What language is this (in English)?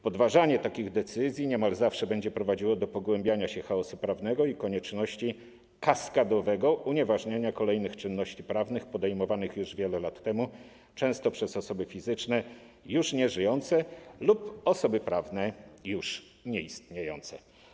Polish